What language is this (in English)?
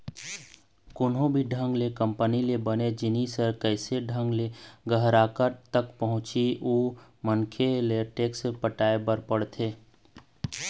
Chhattisgarhi